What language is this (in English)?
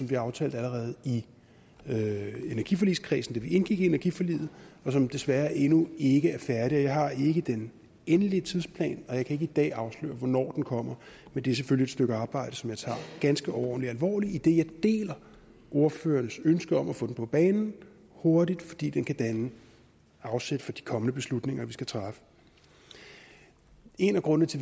Danish